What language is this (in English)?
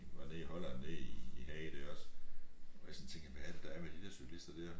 Danish